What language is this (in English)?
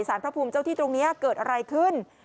Thai